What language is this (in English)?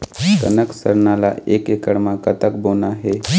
Chhattisgarhi